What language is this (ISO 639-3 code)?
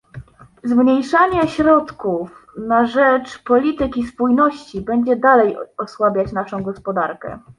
pol